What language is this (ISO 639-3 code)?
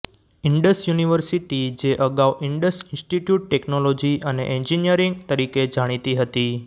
guj